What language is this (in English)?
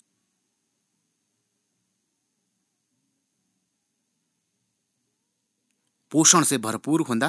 Garhwali